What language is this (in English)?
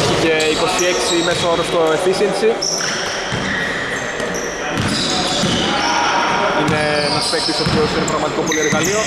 Greek